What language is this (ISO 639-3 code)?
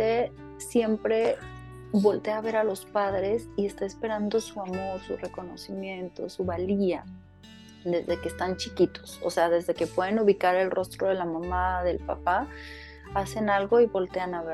spa